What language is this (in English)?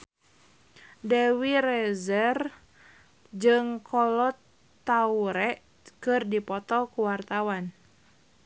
Sundanese